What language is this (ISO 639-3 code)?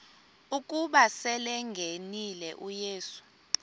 xho